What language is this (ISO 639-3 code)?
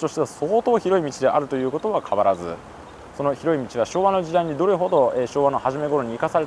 jpn